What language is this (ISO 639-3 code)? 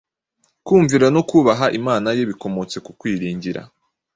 kin